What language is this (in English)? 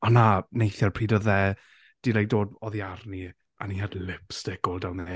Welsh